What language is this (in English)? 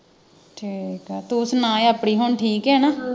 Punjabi